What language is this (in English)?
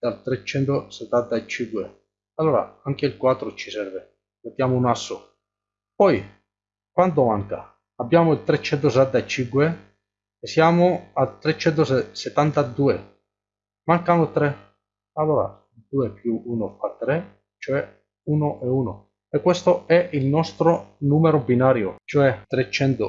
Italian